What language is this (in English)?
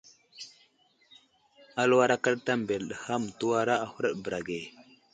Wuzlam